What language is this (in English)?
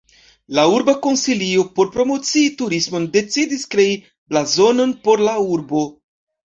Esperanto